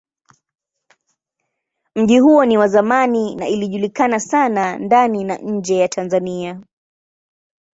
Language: Swahili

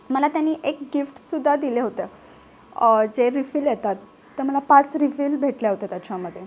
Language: Marathi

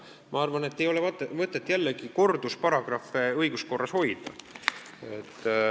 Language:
Estonian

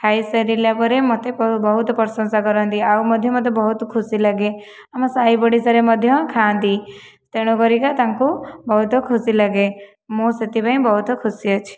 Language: Odia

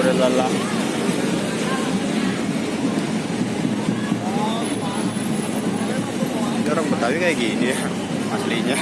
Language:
Indonesian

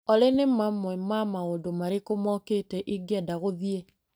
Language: Kikuyu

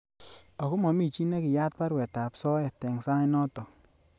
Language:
Kalenjin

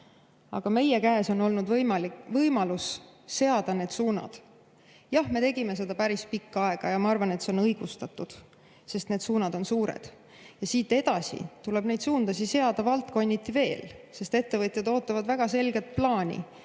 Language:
Estonian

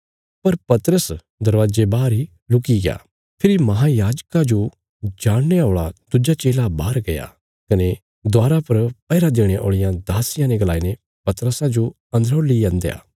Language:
Bilaspuri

